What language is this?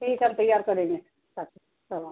Urdu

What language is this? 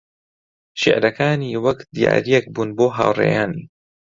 Central Kurdish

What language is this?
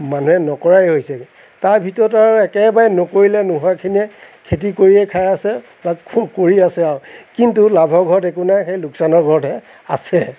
Assamese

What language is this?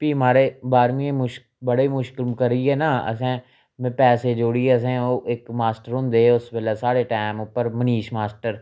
Dogri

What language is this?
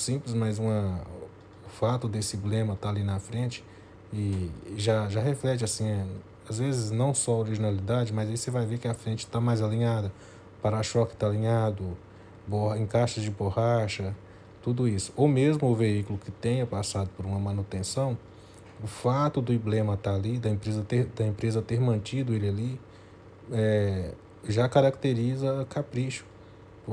Portuguese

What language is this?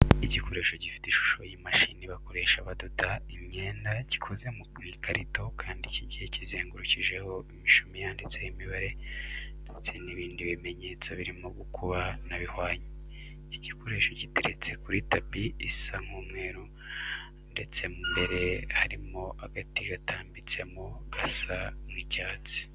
Kinyarwanda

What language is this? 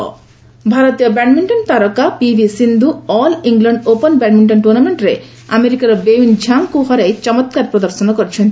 Odia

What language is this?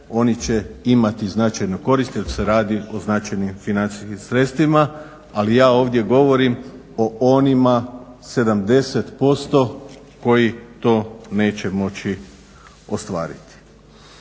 Croatian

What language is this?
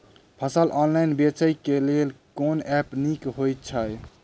Maithili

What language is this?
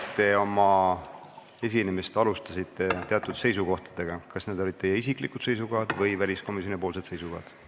Estonian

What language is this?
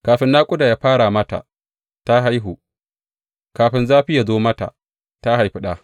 Hausa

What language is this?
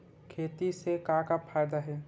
Chhattisgarhi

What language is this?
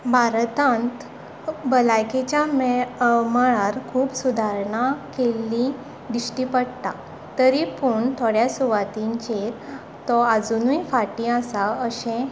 Konkani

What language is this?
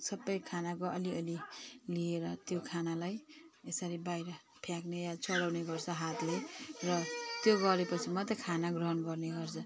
Nepali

